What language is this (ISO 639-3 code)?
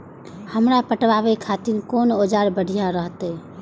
mai